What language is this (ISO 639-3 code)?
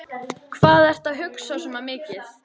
isl